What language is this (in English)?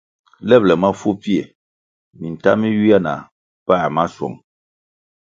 Kwasio